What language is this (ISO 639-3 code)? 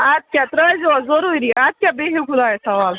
kas